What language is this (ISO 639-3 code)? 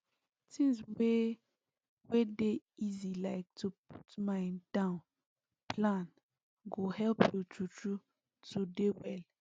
pcm